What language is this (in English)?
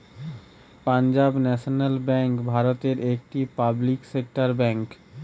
Bangla